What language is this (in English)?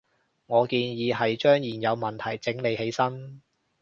Cantonese